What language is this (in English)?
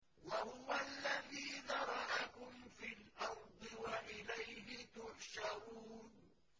Arabic